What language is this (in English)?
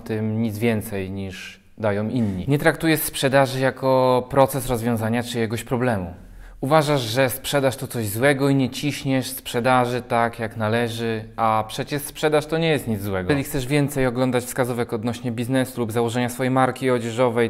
Polish